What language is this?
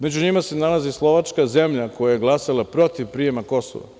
Serbian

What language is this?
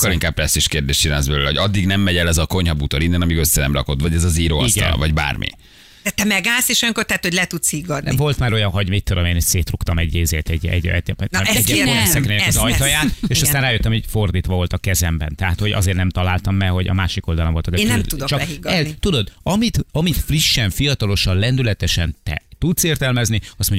Hungarian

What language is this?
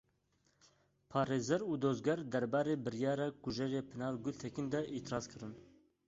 Kurdish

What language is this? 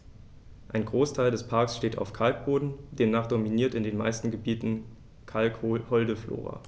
German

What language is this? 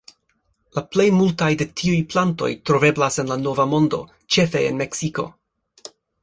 Esperanto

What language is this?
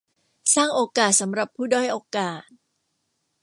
Thai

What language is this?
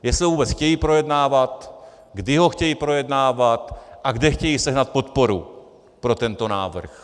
Czech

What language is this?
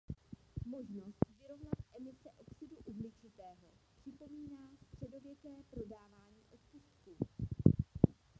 Czech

